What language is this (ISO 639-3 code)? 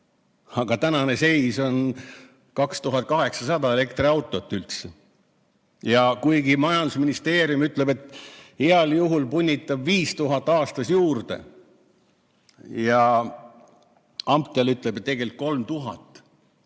est